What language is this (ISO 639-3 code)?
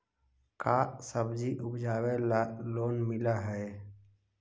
mag